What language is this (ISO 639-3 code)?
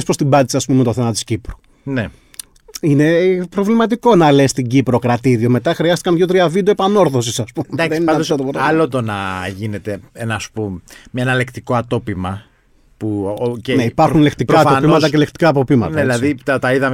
ell